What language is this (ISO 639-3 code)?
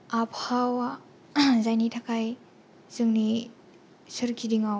brx